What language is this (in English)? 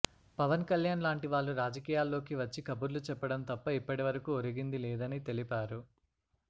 Telugu